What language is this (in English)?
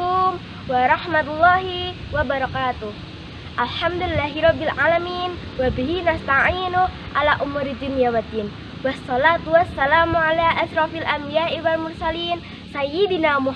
Indonesian